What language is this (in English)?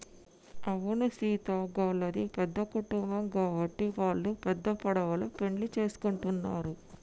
Telugu